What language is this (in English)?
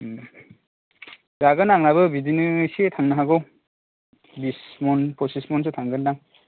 Bodo